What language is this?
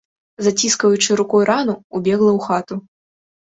Belarusian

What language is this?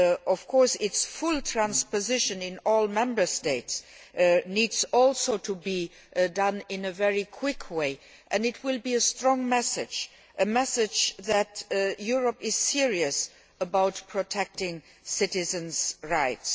English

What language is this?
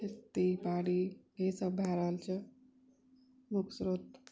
Maithili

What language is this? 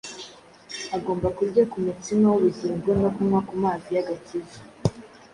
Kinyarwanda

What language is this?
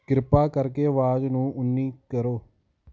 Punjabi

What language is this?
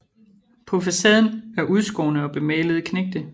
Danish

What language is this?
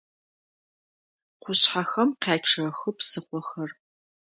Adyghe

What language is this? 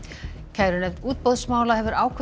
Icelandic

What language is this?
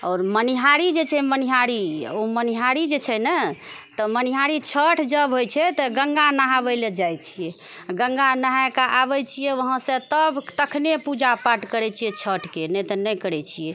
Maithili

